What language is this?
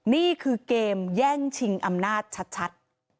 Thai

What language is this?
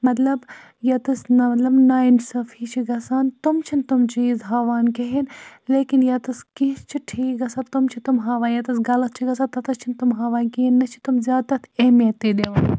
Kashmiri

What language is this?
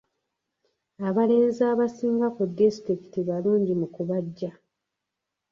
Ganda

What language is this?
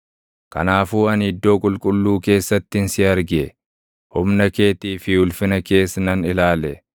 Oromo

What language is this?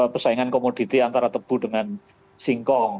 Indonesian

